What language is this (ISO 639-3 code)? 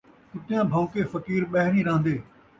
skr